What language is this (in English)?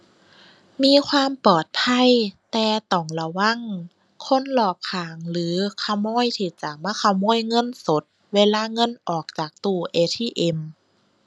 Thai